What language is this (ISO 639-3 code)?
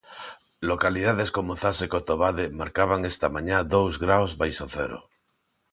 glg